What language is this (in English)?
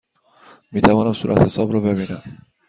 Persian